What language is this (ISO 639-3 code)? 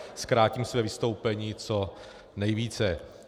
ces